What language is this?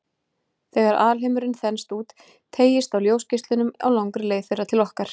Icelandic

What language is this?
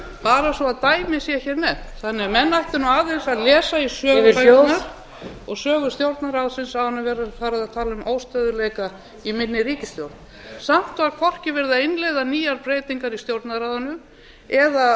Icelandic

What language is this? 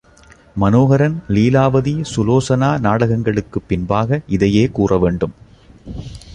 Tamil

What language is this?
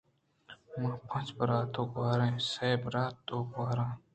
Eastern Balochi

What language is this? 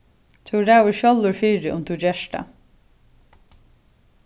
Faroese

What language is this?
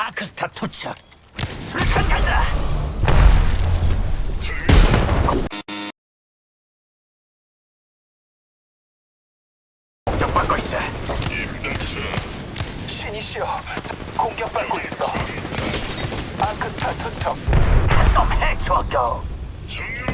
Korean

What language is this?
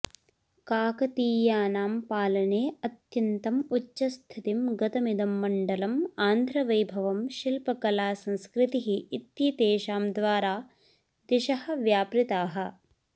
Sanskrit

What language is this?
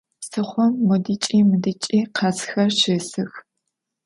Adyghe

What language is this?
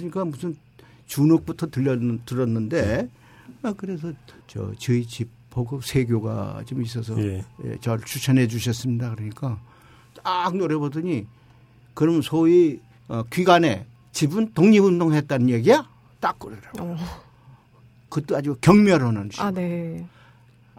Korean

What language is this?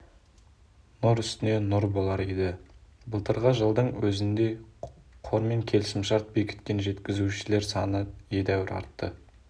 Kazakh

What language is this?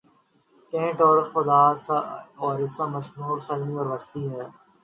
Urdu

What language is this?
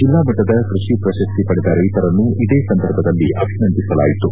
Kannada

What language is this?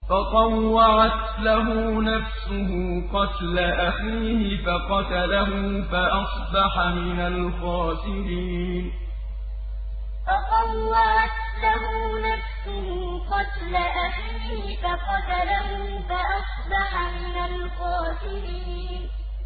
Arabic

